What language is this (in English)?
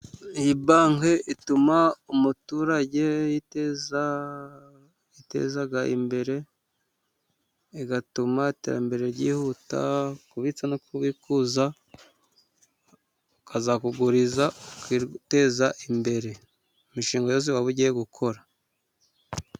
Kinyarwanda